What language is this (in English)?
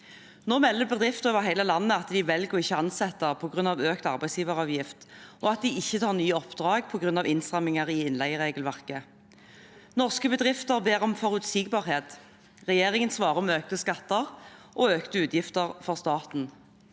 Norwegian